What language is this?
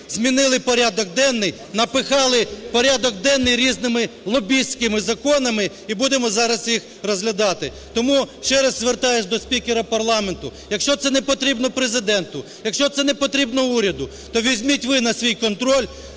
Ukrainian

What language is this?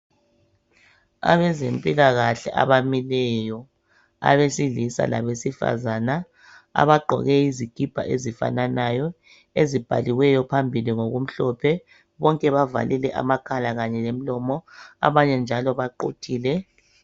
North Ndebele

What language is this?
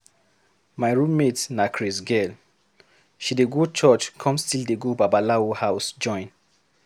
Nigerian Pidgin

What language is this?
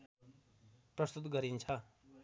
Nepali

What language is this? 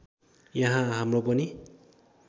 Nepali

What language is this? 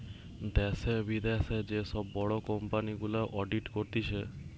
Bangla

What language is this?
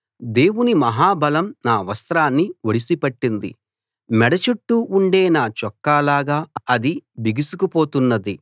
Telugu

